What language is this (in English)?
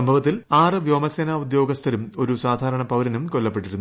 Malayalam